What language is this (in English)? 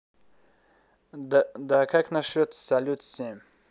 Russian